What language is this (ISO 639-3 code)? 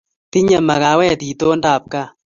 kln